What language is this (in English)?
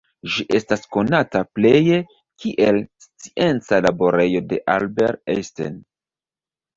Esperanto